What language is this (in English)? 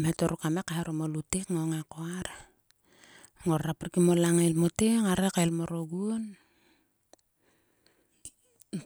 Sulka